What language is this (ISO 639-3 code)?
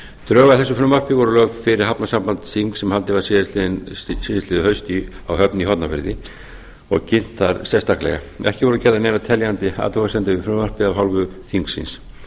isl